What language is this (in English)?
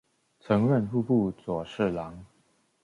Chinese